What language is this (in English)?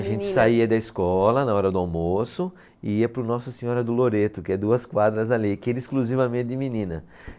Portuguese